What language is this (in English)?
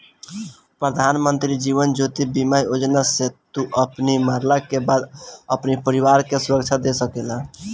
Bhojpuri